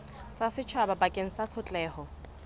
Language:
Southern Sotho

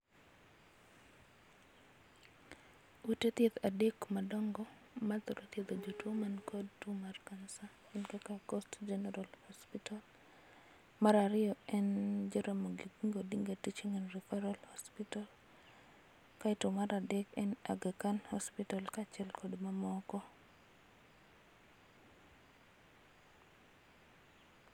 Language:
Luo (Kenya and Tanzania)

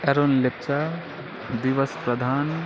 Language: Nepali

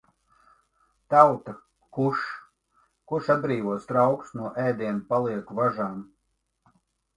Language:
Latvian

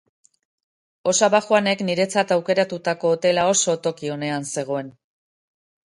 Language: Basque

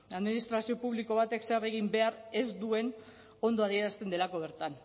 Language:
Basque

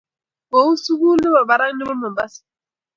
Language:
Kalenjin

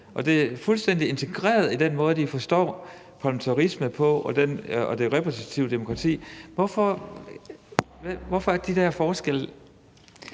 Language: Danish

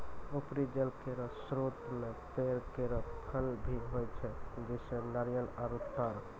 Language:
Maithili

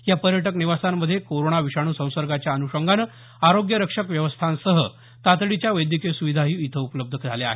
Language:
Marathi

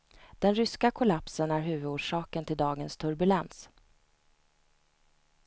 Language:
Swedish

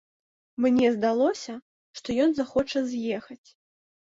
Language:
Belarusian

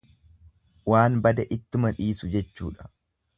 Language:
Oromo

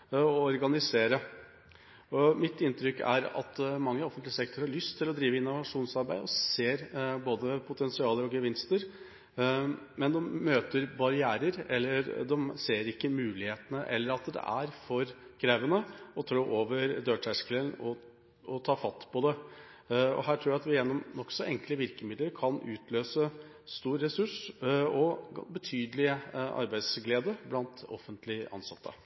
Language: Norwegian Bokmål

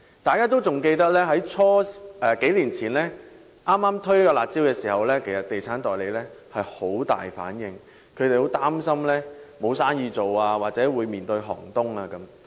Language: Cantonese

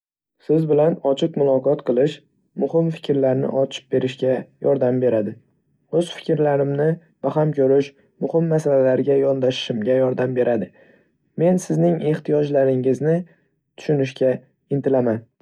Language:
Uzbek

